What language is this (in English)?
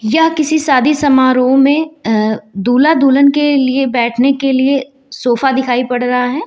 Hindi